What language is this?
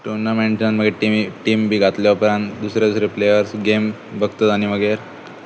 Konkani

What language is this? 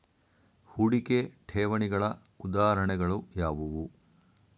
Kannada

